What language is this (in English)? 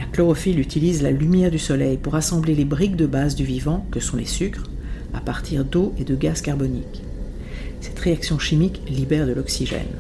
French